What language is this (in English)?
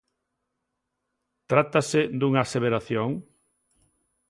Galician